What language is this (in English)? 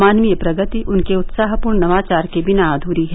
Hindi